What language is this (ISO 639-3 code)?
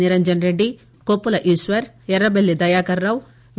tel